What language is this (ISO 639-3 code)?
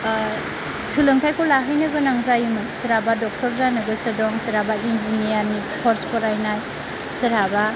brx